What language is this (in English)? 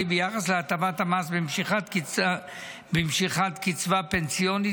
Hebrew